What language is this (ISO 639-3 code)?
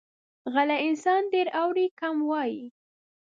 pus